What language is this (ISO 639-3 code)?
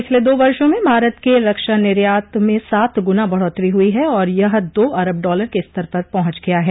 hin